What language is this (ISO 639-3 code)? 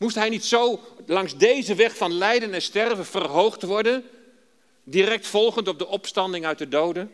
nld